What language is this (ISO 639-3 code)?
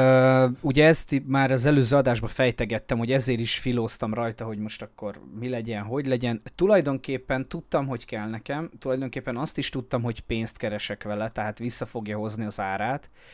hun